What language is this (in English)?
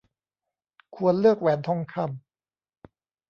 Thai